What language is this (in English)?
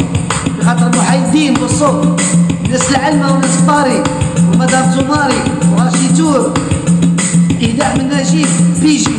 Arabic